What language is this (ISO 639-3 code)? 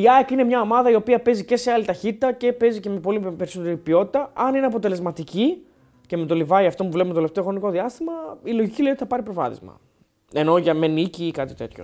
ell